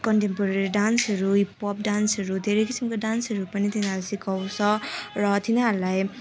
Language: Nepali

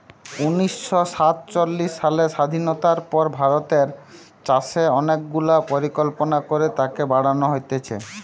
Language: Bangla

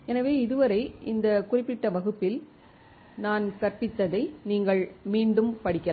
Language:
Tamil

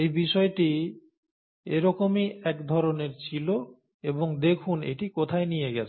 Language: Bangla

